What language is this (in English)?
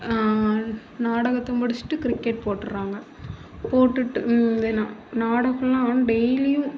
Tamil